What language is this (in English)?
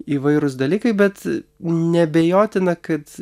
Lithuanian